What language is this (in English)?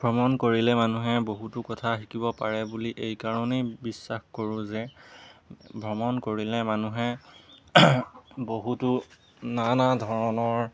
Assamese